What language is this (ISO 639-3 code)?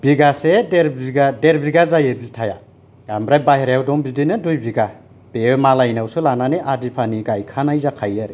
brx